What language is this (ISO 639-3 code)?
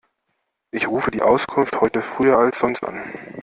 deu